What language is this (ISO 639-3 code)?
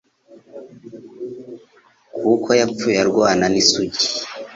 kin